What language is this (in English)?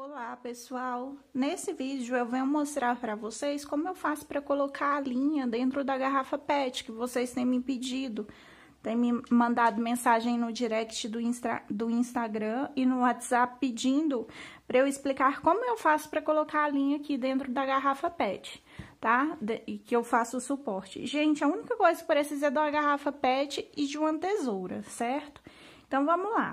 Portuguese